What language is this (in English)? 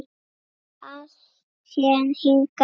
Icelandic